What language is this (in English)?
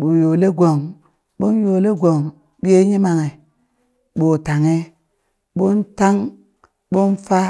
Burak